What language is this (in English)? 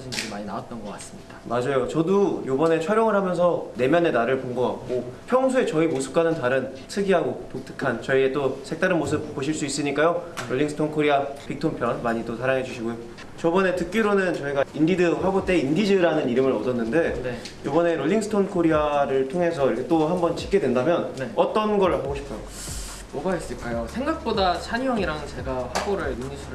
Korean